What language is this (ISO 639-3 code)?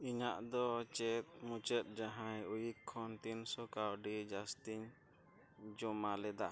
sat